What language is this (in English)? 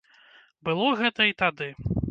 Belarusian